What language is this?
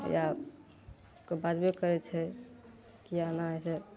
Maithili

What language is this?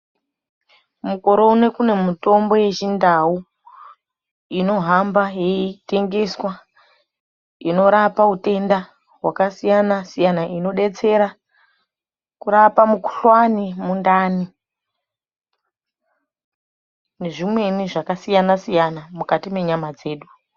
Ndau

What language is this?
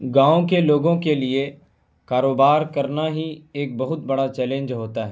Urdu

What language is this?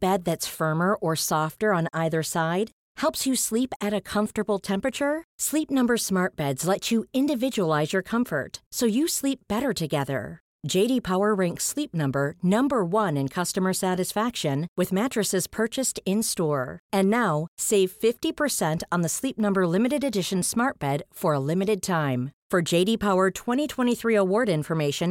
Swedish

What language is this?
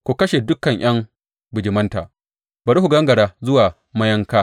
Hausa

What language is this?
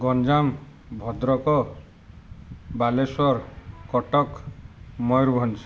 Odia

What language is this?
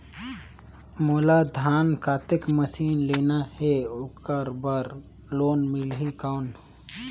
Chhattisgarhi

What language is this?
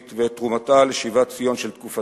Hebrew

